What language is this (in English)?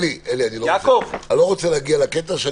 Hebrew